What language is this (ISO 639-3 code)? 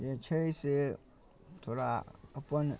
mai